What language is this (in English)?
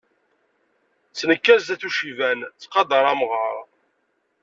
Kabyle